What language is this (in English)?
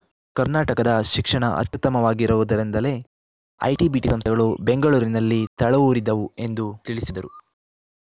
Kannada